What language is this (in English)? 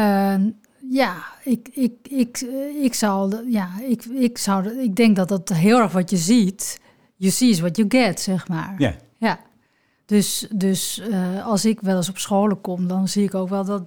Dutch